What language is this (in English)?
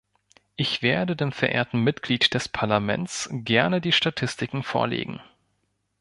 German